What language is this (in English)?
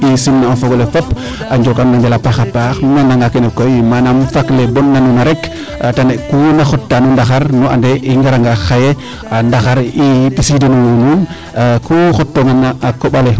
Serer